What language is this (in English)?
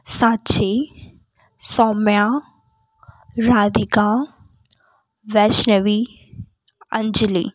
Hindi